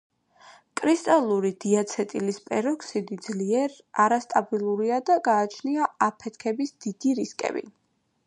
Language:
Georgian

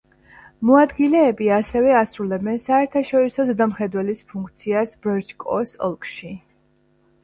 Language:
Georgian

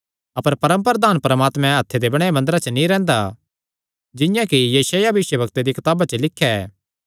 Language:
Kangri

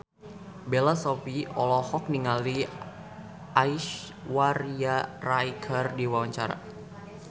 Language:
Sundanese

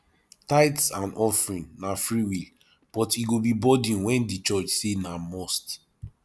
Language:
Nigerian Pidgin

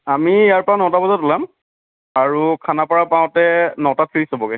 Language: Assamese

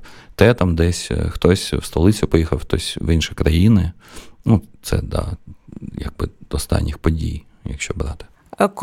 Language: Ukrainian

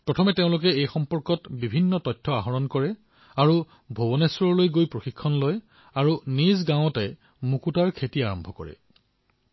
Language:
Assamese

